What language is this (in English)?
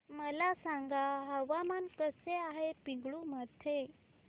Marathi